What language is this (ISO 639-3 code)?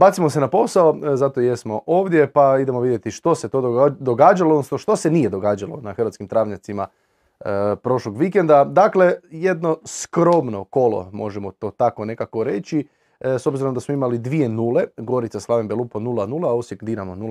hrv